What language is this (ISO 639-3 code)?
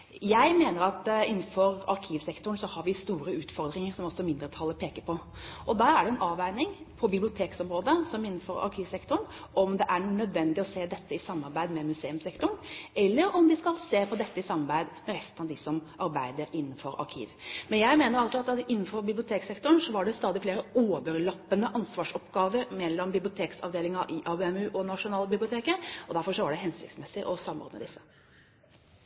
nob